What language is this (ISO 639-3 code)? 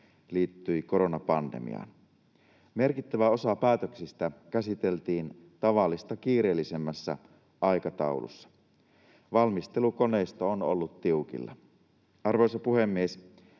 fin